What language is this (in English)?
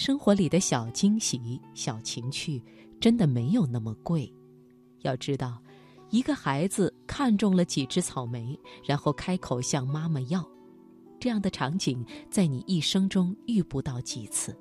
Chinese